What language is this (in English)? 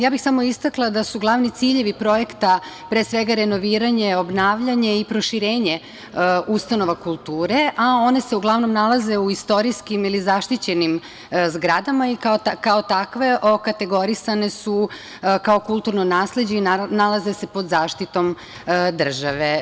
Serbian